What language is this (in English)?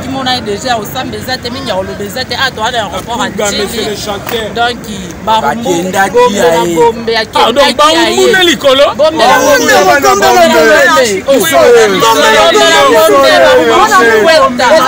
French